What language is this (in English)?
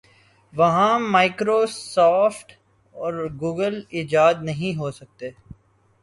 Urdu